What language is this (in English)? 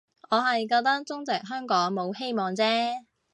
Cantonese